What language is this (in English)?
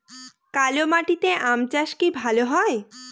Bangla